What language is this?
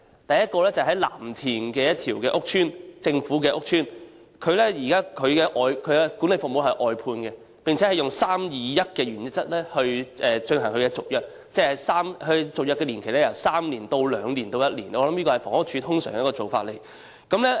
Cantonese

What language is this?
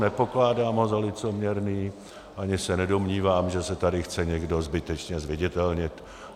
Czech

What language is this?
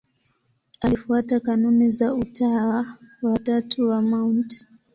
Swahili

